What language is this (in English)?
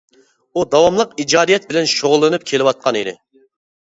Uyghur